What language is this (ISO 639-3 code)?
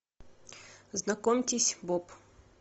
rus